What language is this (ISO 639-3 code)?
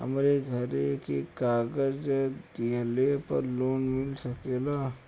bho